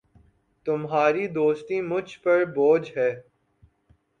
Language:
Urdu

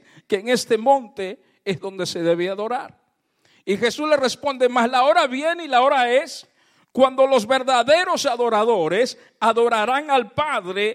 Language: Spanish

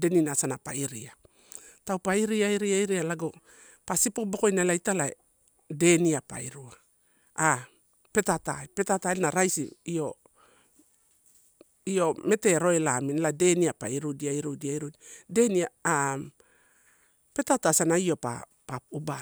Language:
Torau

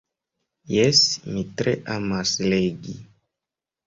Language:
Esperanto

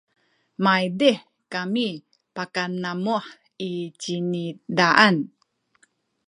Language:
Sakizaya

